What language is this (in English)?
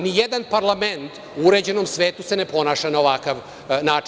Serbian